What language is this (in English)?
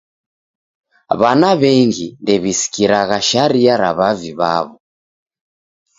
Taita